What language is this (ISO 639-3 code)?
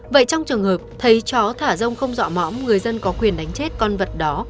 vie